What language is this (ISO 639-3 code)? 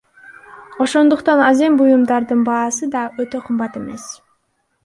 kir